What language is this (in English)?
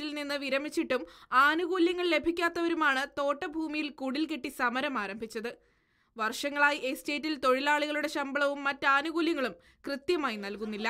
Polish